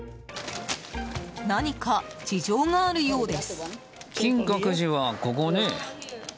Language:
Japanese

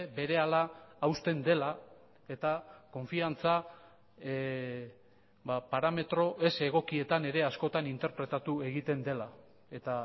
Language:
Basque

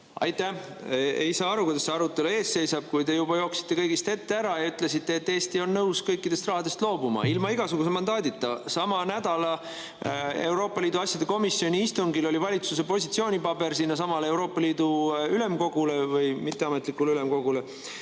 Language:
Estonian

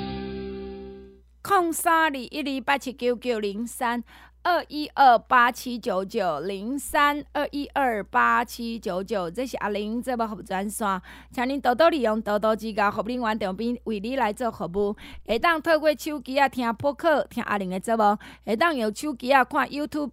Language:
Chinese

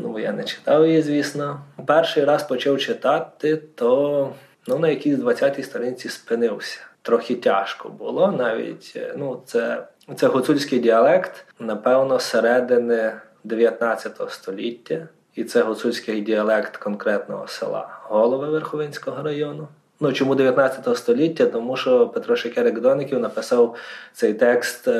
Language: Ukrainian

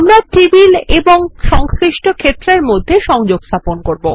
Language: Bangla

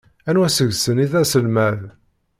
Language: Kabyle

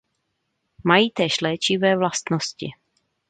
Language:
Czech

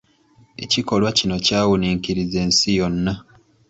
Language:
Ganda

